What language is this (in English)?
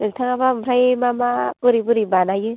Bodo